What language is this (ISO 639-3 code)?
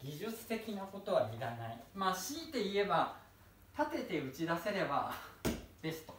jpn